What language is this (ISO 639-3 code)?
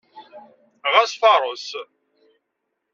kab